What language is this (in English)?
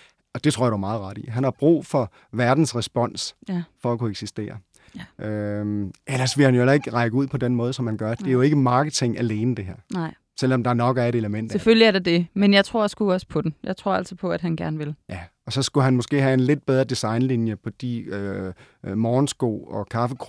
Danish